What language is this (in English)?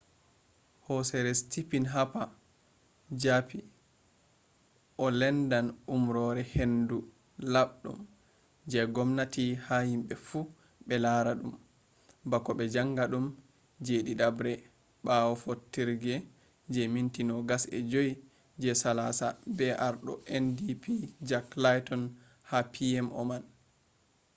Fula